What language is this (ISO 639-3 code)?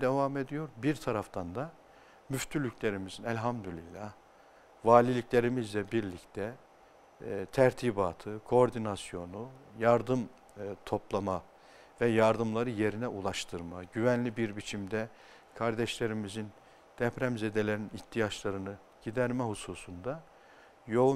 tur